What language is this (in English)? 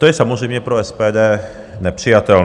Czech